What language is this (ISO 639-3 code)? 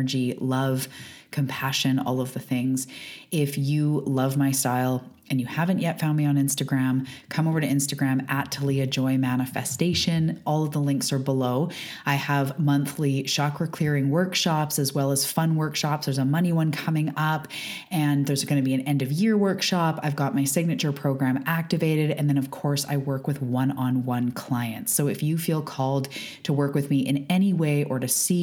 eng